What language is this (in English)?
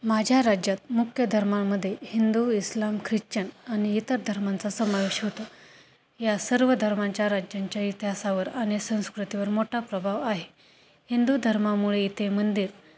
Marathi